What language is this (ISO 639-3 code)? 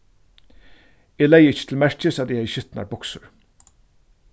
fao